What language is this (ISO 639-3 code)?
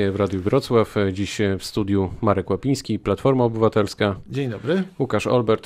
pol